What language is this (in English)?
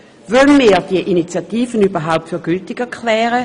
Swiss German